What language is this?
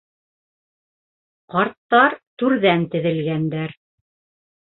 Bashkir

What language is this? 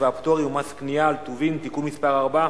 Hebrew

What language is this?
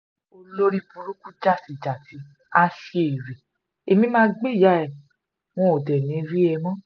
Yoruba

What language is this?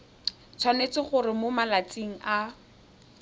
Tswana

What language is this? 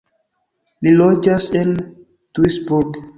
Esperanto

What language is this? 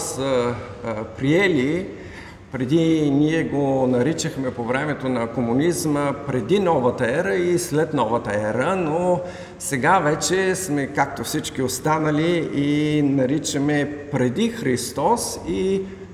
Bulgarian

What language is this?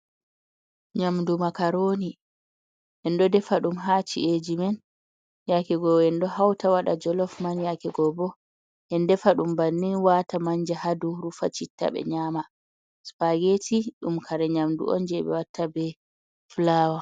Fula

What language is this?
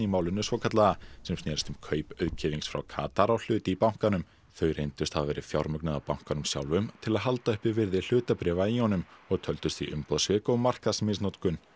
Icelandic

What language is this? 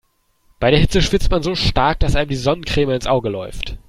German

